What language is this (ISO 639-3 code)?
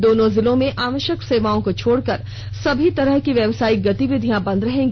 hin